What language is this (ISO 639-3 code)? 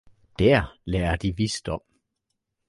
dan